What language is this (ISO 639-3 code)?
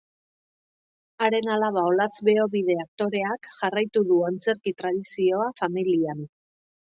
eus